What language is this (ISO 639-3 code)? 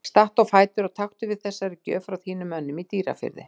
isl